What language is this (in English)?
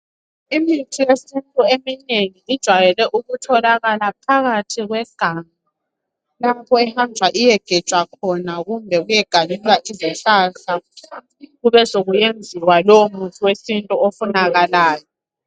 North Ndebele